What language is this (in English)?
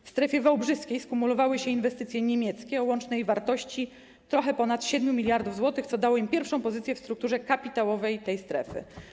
Polish